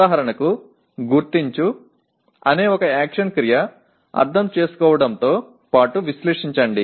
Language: Telugu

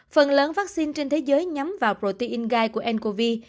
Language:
Vietnamese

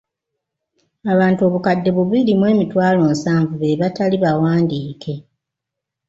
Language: Ganda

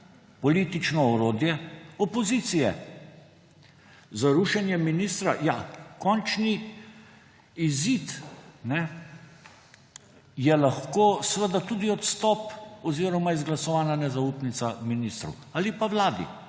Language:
Slovenian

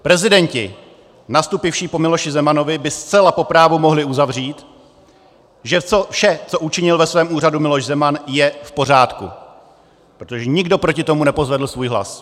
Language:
Czech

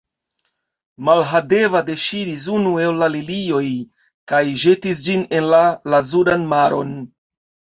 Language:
Esperanto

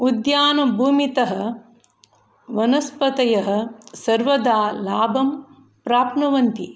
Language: Sanskrit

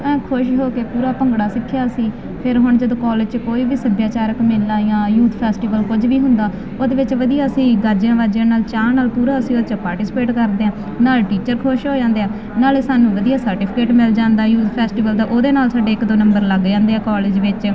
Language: Punjabi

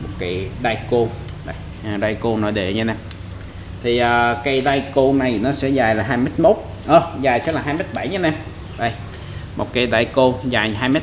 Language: Vietnamese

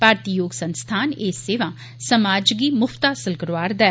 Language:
Dogri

